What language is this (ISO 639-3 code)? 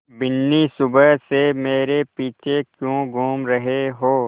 hin